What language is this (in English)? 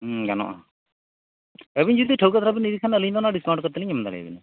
Santali